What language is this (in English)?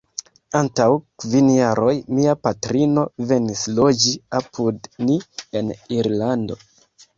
Esperanto